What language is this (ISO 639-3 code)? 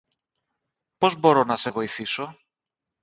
ell